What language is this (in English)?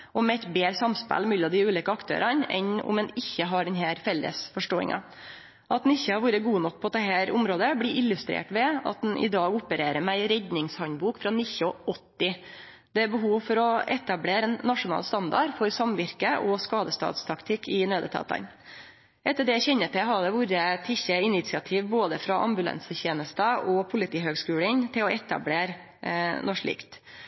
Norwegian Nynorsk